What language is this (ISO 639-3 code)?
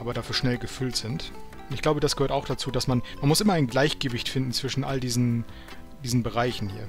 deu